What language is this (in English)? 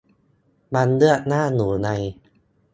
Thai